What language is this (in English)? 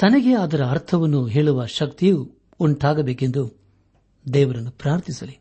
Kannada